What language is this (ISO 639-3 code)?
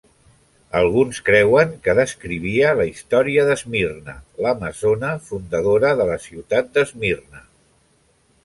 cat